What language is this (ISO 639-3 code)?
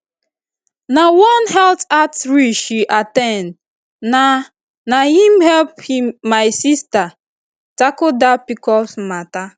pcm